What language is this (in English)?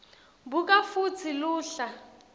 Swati